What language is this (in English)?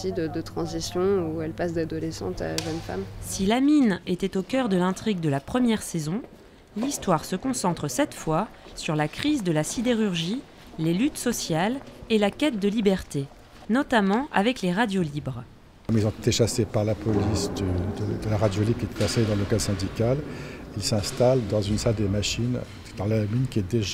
French